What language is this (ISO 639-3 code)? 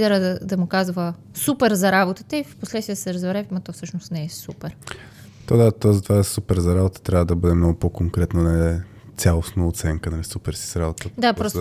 bul